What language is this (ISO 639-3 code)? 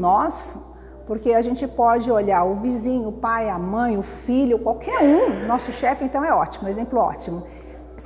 por